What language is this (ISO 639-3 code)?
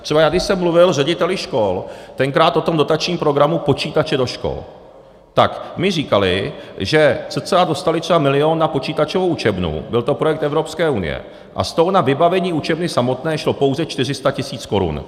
ces